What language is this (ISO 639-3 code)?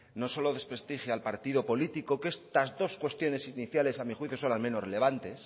spa